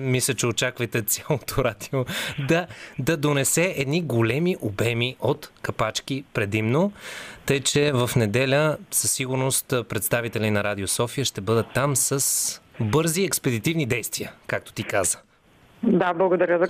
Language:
Bulgarian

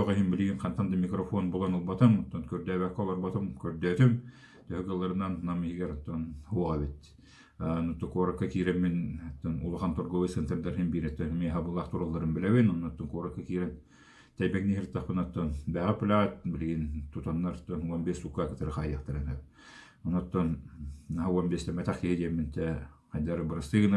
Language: Turkish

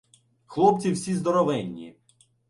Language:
Ukrainian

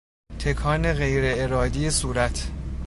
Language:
Persian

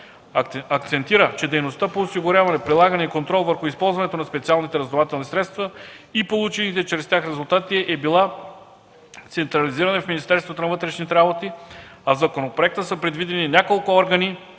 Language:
Bulgarian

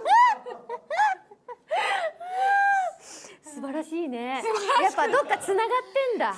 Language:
Japanese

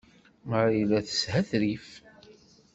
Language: Kabyle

